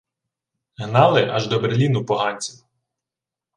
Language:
Ukrainian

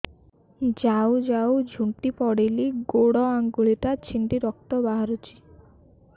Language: Odia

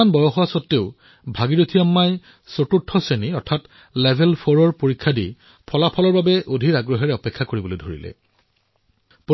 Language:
Assamese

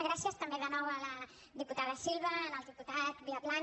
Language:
Catalan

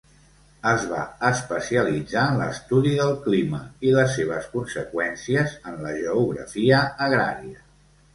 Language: Catalan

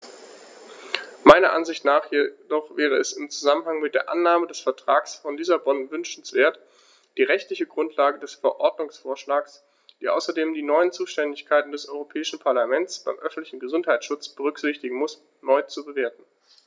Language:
German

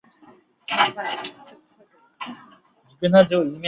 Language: Chinese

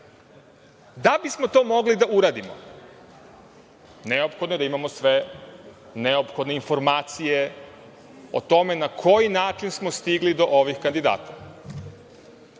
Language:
Serbian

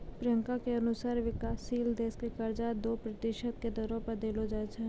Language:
Maithili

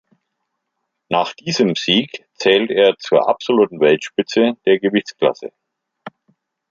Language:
German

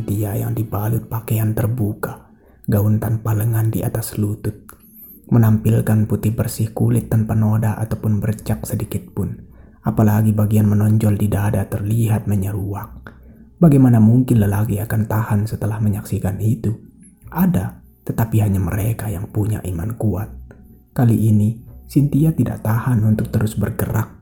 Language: Indonesian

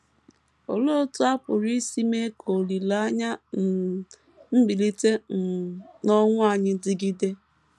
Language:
Igbo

